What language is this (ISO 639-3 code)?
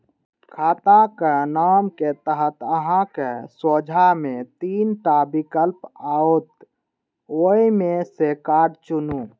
mai